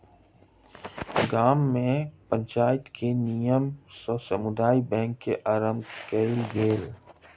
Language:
Maithili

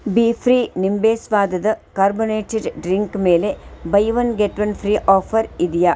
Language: Kannada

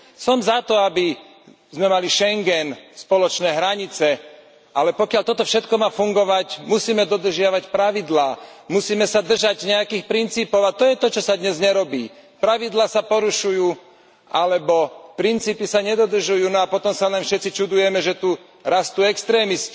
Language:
Slovak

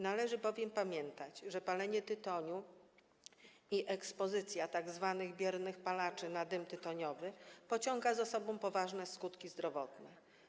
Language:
Polish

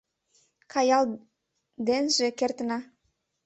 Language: Mari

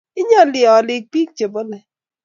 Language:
Kalenjin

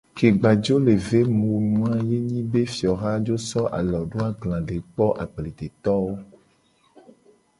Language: Gen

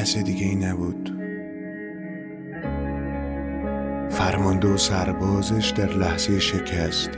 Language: Persian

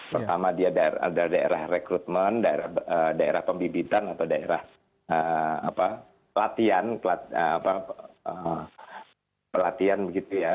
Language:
Indonesian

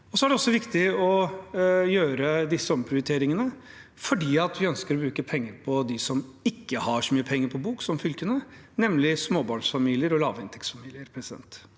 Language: Norwegian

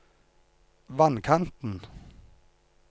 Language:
Norwegian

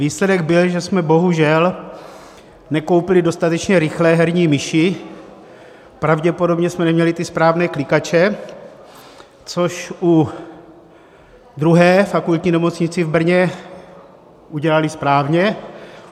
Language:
Czech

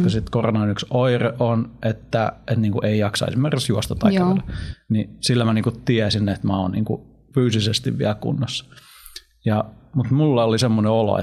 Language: Finnish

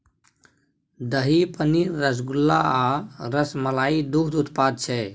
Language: Maithili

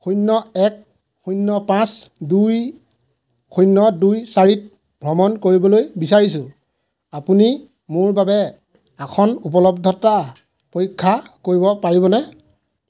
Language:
Assamese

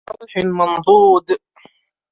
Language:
Arabic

